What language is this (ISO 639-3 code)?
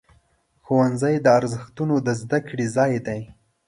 pus